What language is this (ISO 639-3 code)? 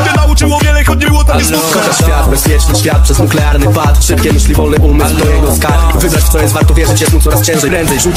pol